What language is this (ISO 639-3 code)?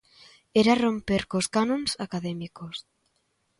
glg